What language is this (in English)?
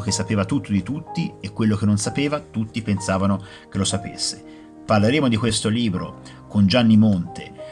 Italian